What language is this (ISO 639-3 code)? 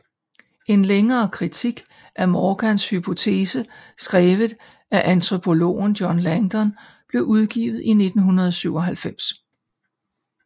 dan